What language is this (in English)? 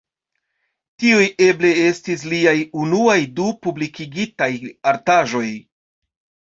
Esperanto